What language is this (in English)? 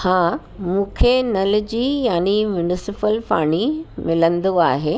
Sindhi